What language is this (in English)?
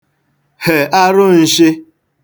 Igbo